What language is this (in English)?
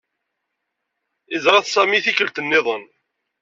Kabyle